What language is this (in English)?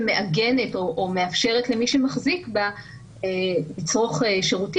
Hebrew